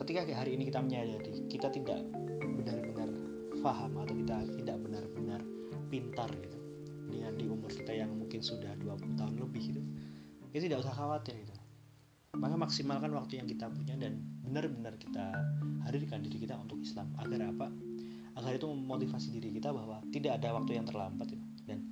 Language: Indonesian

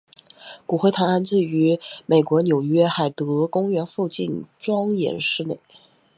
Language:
Chinese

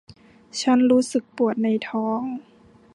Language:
Thai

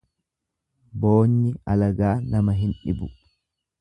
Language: Oromo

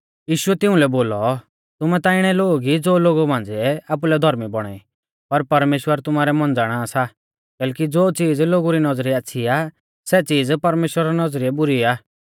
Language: Mahasu Pahari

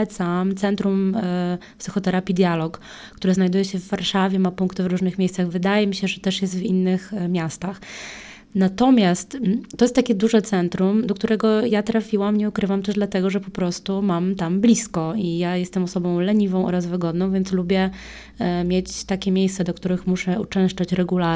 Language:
Polish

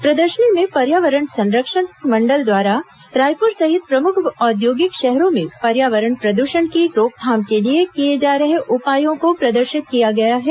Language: Hindi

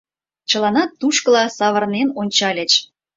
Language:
Mari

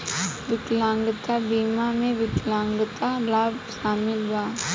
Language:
Bhojpuri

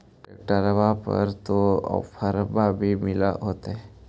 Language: Magahi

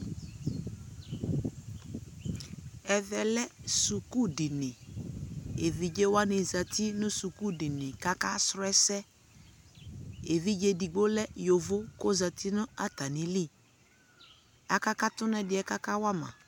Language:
Ikposo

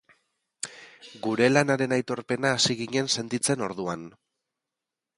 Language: Basque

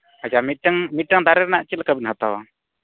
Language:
Santali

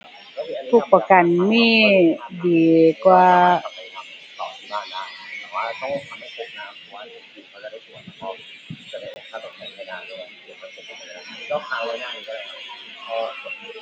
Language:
Thai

